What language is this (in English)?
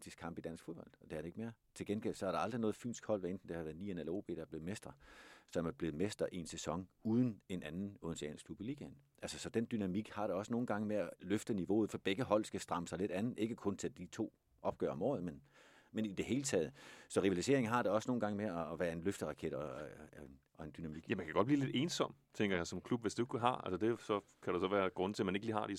Danish